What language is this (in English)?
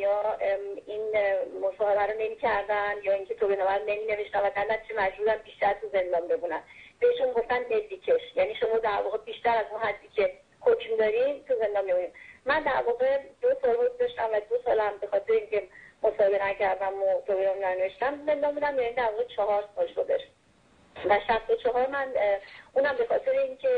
Persian